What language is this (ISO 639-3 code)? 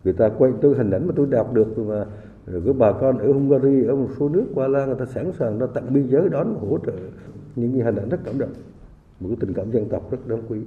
vie